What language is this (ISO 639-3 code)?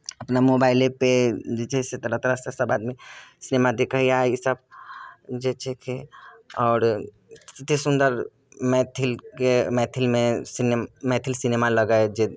mai